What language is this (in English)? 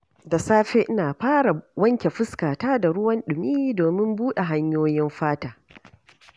Hausa